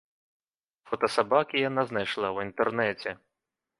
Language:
Belarusian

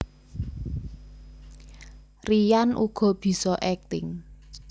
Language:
Javanese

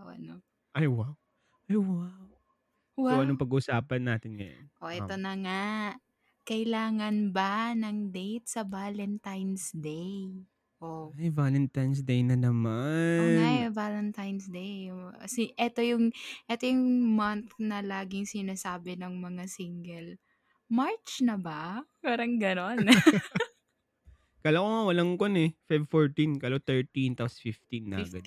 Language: Filipino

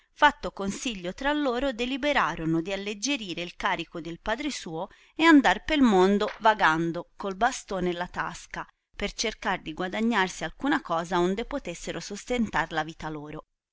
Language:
Italian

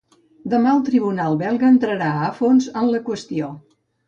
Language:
Catalan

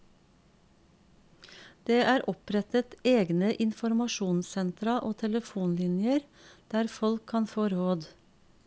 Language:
Norwegian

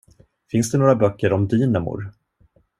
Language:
Swedish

